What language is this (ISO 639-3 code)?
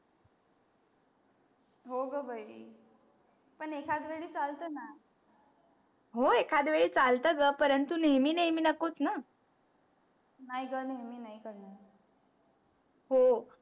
mar